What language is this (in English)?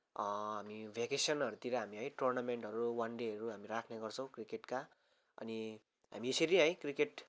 Nepali